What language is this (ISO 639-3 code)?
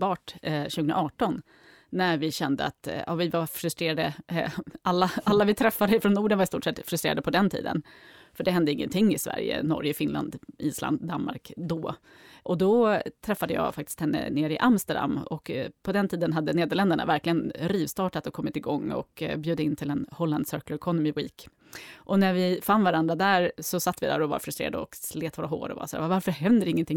swe